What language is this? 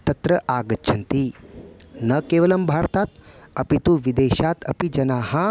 Sanskrit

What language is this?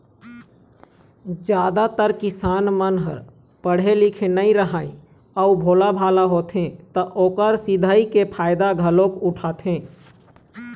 Chhattisgarhi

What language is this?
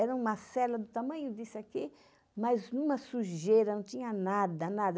Portuguese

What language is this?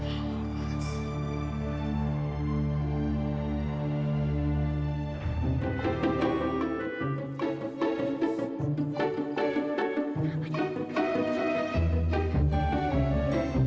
Indonesian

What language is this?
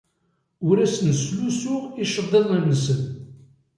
Kabyle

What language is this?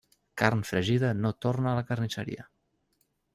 Catalan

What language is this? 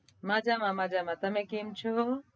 Gujarati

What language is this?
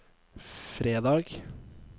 Norwegian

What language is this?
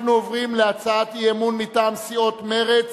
Hebrew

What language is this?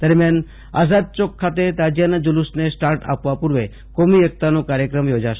Gujarati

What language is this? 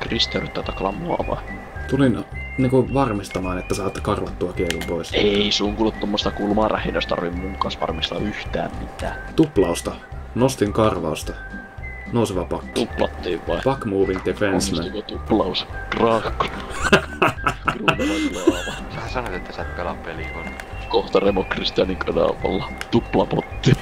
Finnish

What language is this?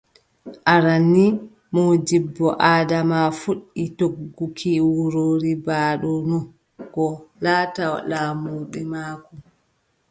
Adamawa Fulfulde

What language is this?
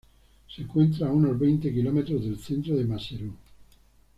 Spanish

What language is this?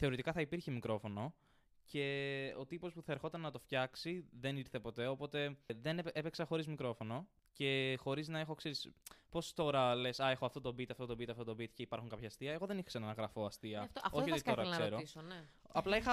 Greek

